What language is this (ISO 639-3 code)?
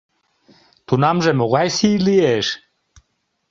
chm